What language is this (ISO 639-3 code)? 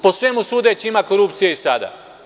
srp